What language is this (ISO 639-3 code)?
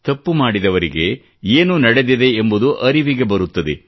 kan